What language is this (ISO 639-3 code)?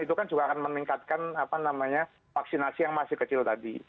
ind